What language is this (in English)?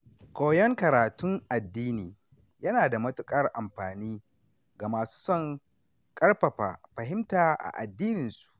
Hausa